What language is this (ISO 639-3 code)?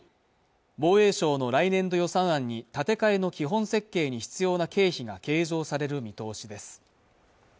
jpn